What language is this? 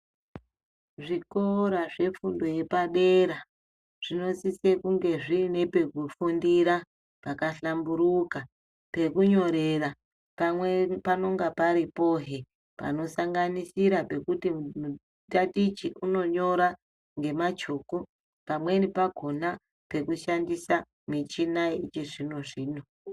Ndau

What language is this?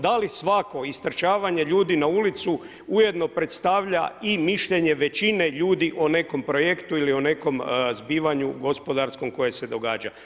Croatian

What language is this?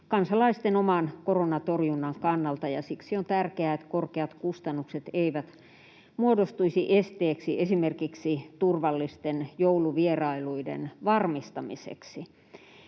Finnish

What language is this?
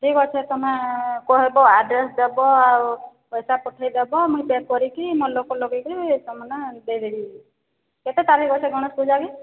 Odia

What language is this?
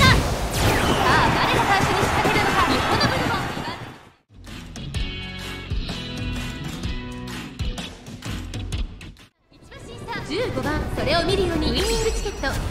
Japanese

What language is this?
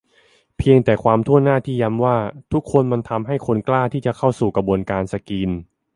Thai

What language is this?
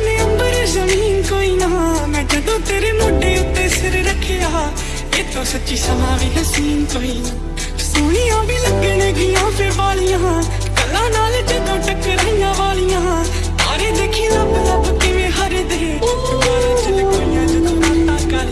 Hindi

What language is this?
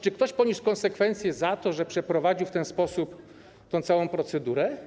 Polish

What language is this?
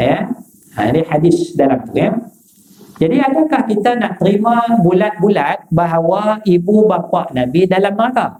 Malay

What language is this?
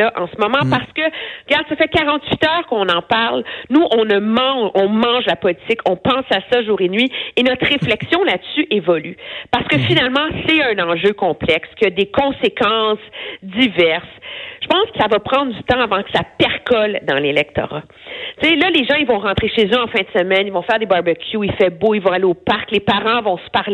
French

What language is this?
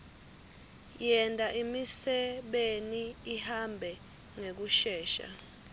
Swati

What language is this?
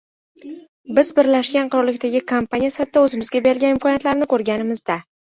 Uzbek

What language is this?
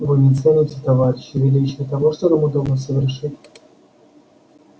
Russian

